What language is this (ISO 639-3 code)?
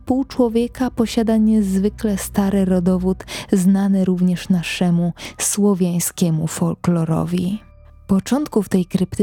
pol